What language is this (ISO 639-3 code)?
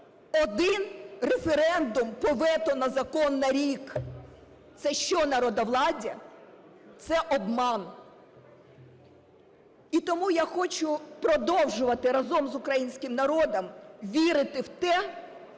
ukr